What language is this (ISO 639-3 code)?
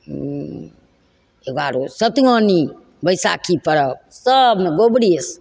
mai